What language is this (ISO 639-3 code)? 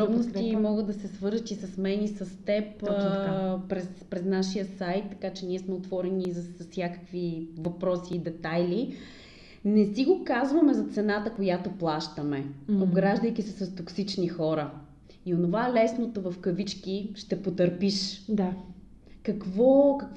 bul